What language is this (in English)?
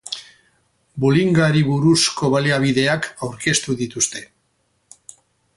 Basque